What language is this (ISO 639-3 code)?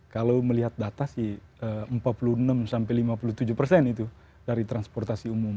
ind